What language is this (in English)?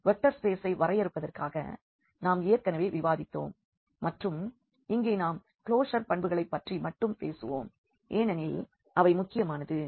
Tamil